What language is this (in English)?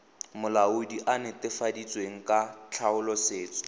Tswana